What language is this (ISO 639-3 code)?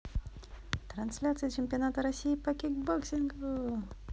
rus